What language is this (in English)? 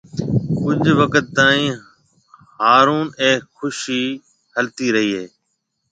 Marwari (Pakistan)